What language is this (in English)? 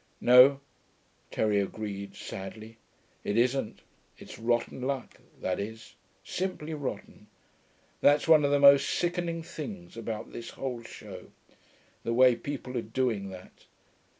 English